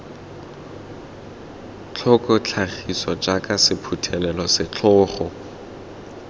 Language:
Tswana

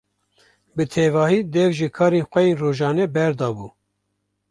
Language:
Kurdish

